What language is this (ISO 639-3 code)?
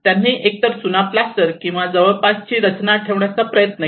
mar